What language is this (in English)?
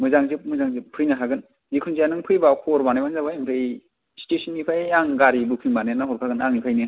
Bodo